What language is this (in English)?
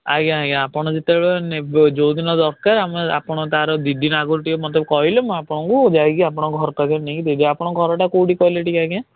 Odia